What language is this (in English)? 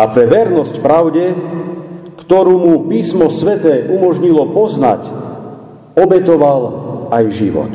Slovak